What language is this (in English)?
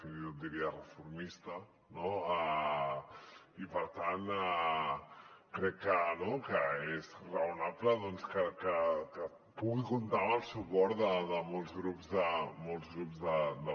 Catalan